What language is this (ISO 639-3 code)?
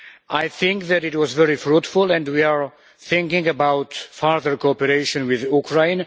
eng